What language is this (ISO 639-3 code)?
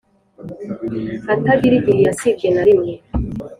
kin